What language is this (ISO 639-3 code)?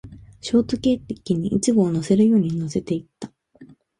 jpn